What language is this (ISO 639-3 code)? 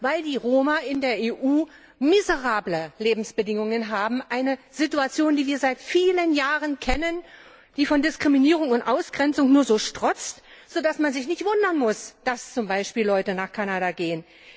deu